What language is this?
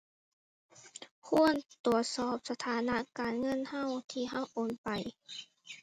Thai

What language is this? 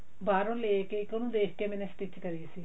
Punjabi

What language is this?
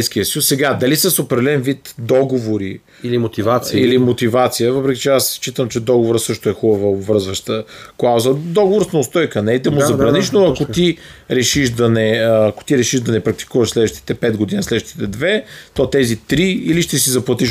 Bulgarian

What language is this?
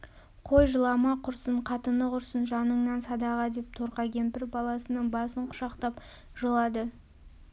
Kazakh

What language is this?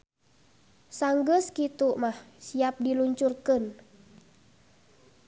Sundanese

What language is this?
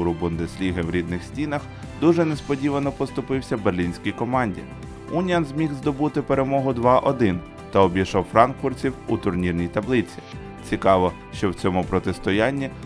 Ukrainian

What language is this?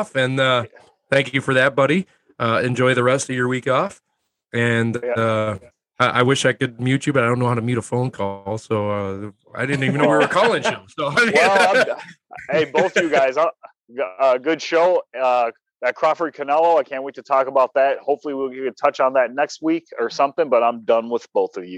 English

